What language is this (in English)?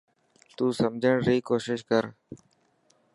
Dhatki